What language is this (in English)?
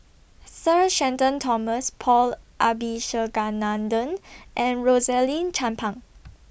English